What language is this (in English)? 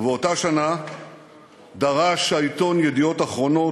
Hebrew